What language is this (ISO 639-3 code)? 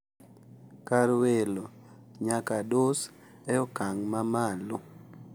luo